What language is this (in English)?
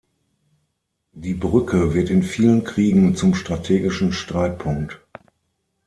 German